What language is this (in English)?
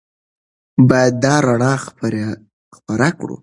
Pashto